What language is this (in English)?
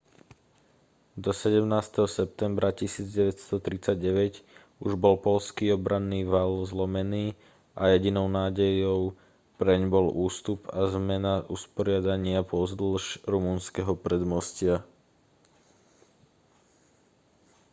Slovak